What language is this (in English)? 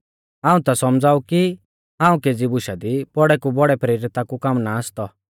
Mahasu Pahari